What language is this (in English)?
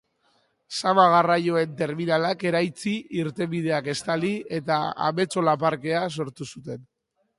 Basque